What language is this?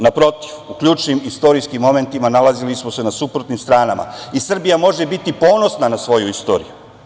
Serbian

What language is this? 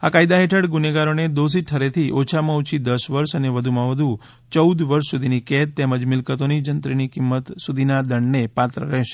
Gujarati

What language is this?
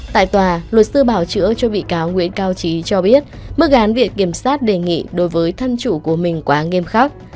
Vietnamese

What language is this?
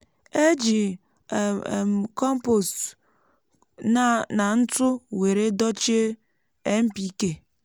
Igbo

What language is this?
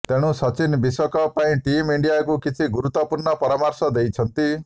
Odia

